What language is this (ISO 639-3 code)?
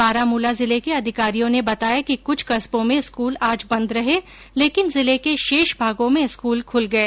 hin